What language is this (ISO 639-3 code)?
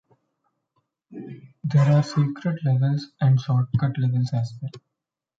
eng